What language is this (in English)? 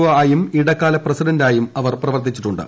Malayalam